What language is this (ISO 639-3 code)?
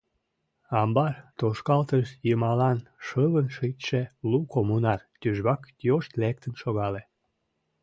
chm